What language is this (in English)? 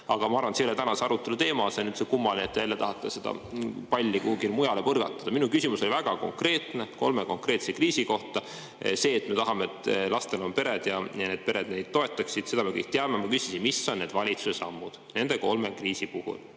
Estonian